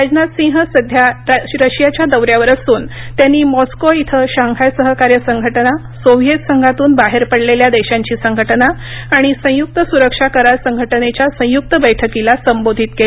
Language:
Marathi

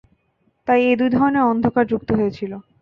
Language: Bangla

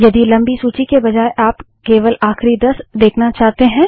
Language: Hindi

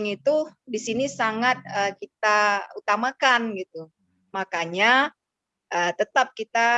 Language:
Indonesian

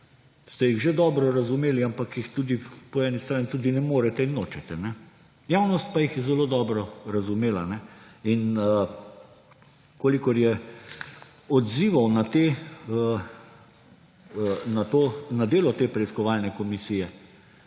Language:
Slovenian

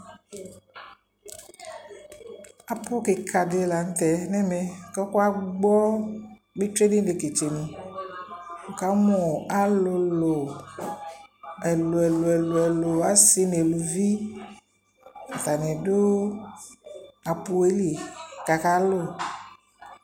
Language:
Ikposo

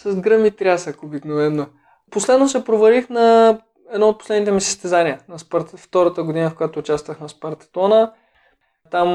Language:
Bulgarian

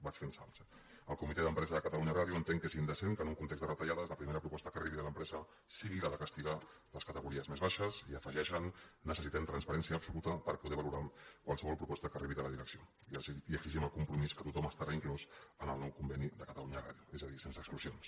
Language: Catalan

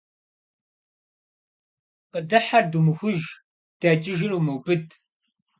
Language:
Kabardian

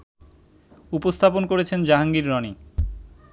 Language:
Bangla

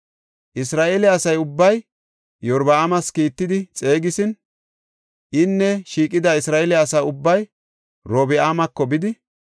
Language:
Gofa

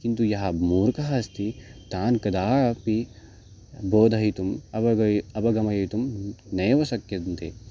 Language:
Sanskrit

